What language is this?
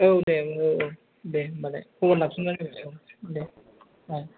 Bodo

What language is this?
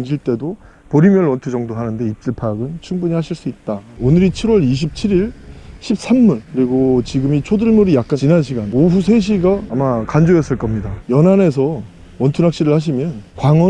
Korean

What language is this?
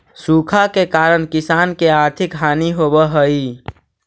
Magahi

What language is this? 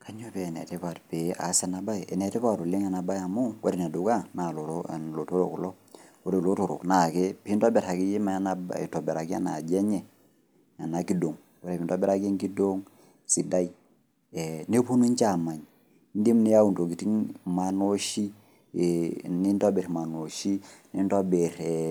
Masai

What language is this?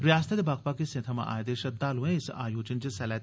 Dogri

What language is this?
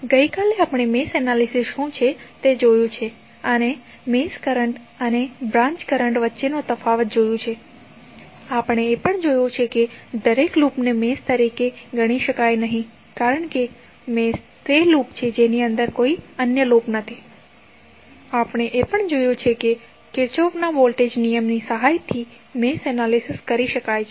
Gujarati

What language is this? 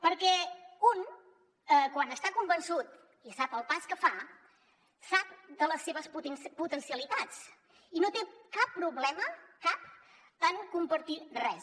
Catalan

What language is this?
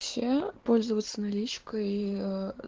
Russian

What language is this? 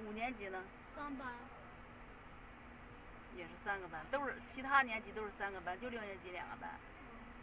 Chinese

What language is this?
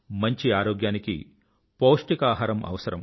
Telugu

